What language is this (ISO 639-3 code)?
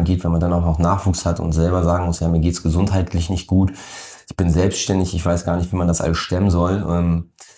deu